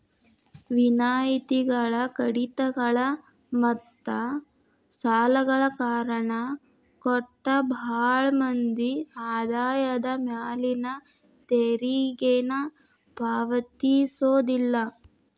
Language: Kannada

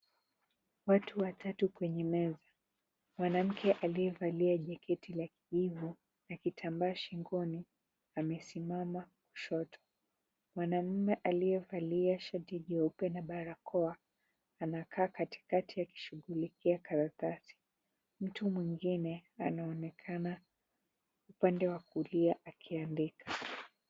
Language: Swahili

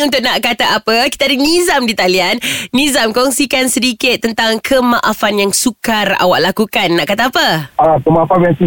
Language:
Malay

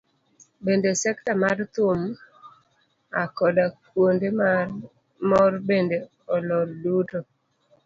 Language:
Luo (Kenya and Tanzania)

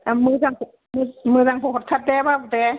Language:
Bodo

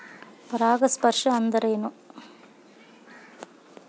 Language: Kannada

